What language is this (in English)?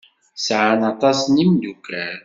Kabyle